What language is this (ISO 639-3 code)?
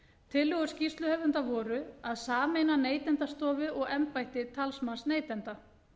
isl